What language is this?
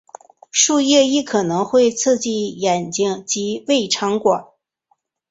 Chinese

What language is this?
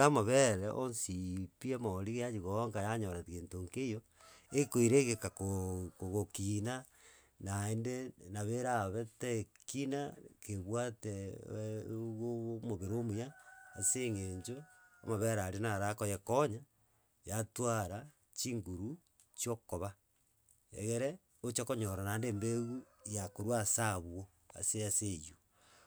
Gusii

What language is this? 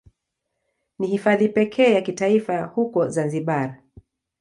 Swahili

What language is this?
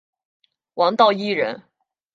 Chinese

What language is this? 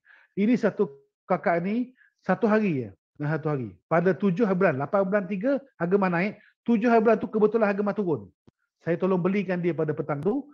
Malay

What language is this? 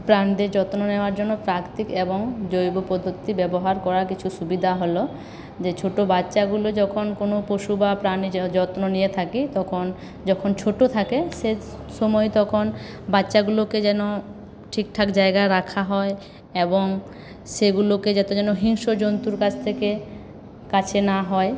Bangla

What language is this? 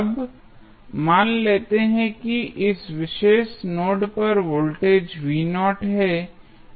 Hindi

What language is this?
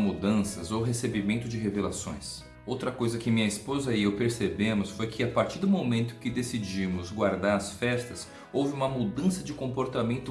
Portuguese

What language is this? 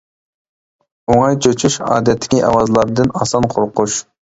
Uyghur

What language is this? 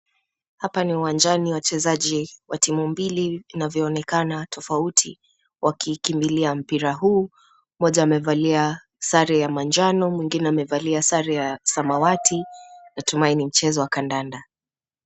Swahili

